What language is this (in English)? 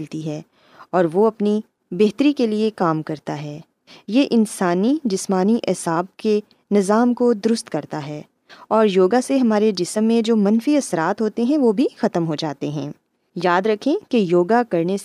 Urdu